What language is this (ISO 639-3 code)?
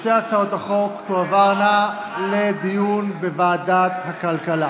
heb